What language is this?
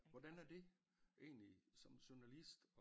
Danish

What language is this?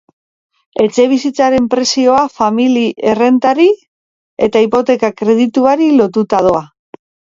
Basque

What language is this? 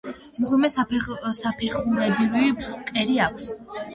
Georgian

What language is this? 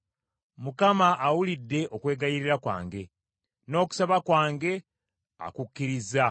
Ganda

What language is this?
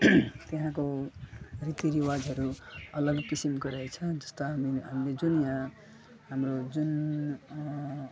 Nepali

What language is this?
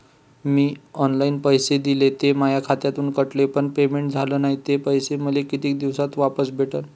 Marathi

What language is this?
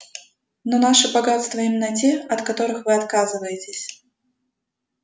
Russian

